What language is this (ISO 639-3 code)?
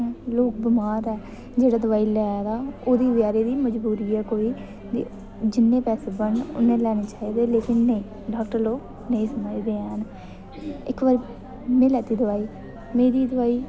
doi